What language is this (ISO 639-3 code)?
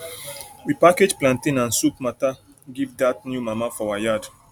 pcm